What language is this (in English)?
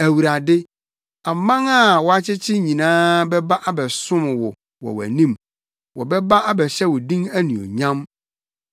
Akan